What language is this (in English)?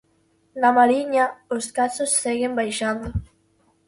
Galician